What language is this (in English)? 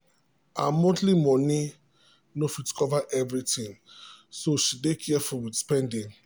Nigerian Pidgin